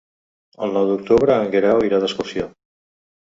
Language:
Catalan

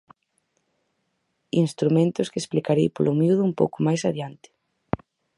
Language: Galician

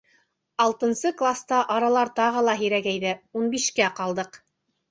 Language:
Bashkir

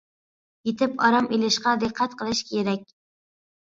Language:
Uyghur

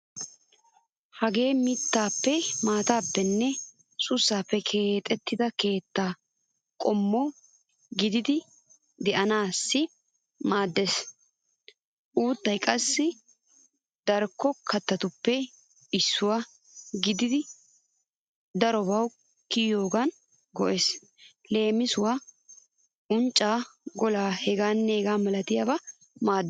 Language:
Wolaytta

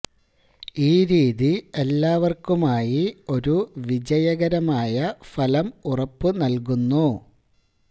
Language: Malayalam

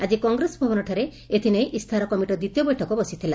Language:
Odia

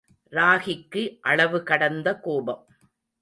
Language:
Tamil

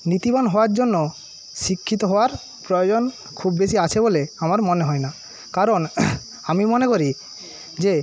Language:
Bangla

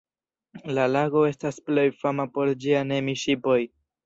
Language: Esperanto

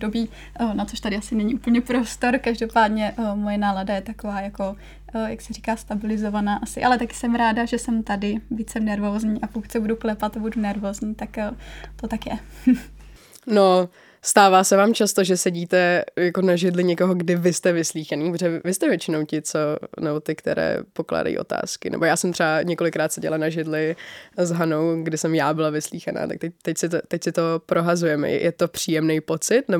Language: Czech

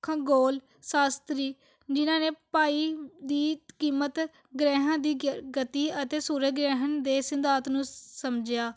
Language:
Punjabi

